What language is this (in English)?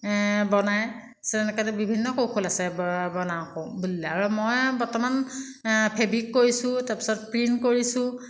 Assamese